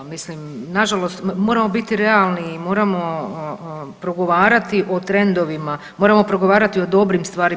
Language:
Croatian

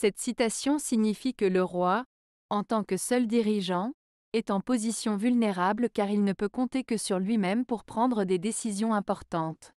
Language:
French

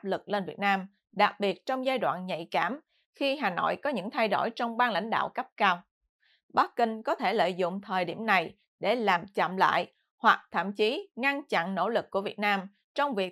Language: Vietnamese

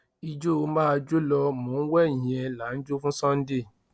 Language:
Yoruba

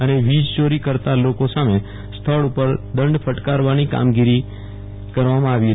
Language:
Gujarati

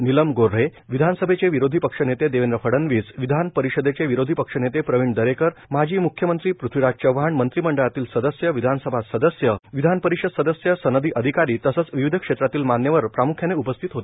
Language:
Marathi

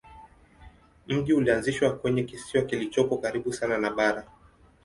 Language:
Swahili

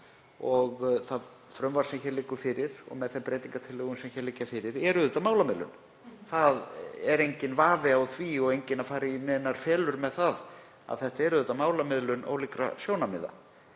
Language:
Icelandic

